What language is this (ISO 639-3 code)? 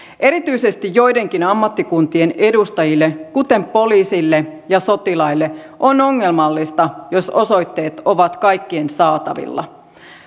fin